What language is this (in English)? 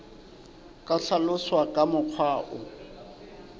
Southern Sotho